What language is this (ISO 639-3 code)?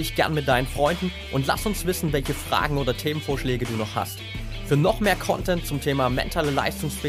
deu